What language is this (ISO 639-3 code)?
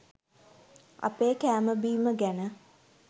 sin